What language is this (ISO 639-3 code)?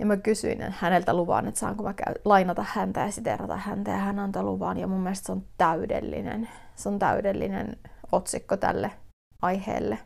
fin